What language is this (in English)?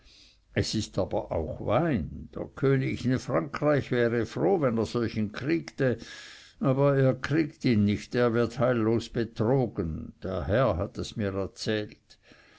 German